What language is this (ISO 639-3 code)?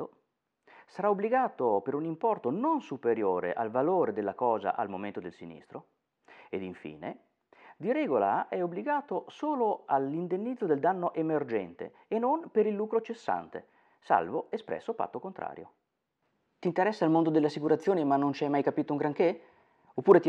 ita